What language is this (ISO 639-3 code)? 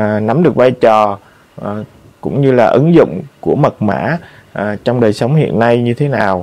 vie